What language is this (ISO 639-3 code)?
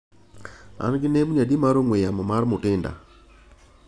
luo